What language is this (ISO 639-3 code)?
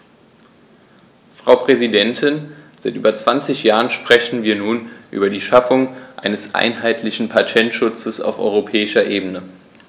deu